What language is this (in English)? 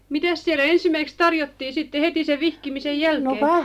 Finnish